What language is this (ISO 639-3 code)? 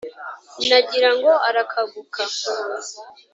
kin